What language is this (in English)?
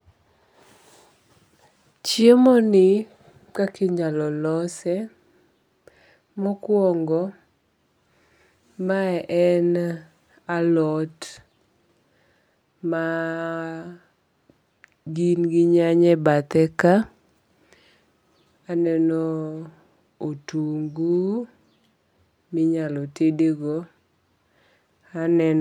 Luo (Kenya and Tanzania)